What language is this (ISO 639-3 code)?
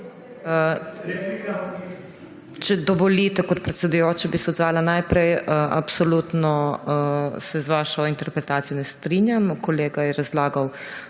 slv